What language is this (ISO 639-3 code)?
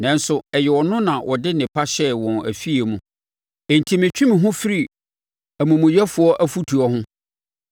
aka